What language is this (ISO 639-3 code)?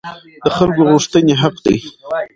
pus